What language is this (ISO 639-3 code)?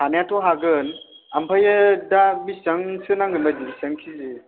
brx